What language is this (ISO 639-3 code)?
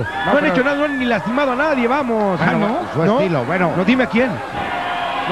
spa